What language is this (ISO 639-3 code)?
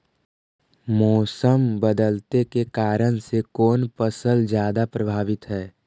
mag